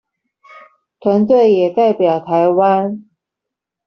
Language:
Chinese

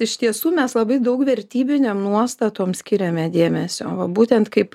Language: Lithuanian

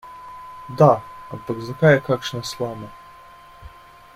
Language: Slovenian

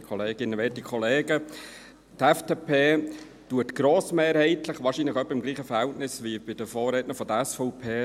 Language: Swiss German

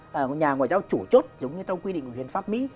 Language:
Vietnamese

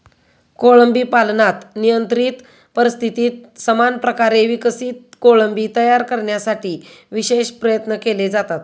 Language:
Marathi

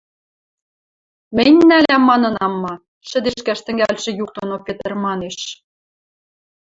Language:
Western Mari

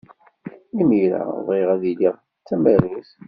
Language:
Kabyle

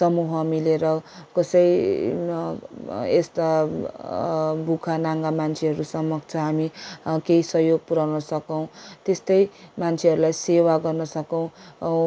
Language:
Nepali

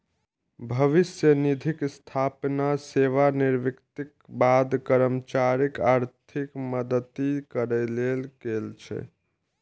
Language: Maithili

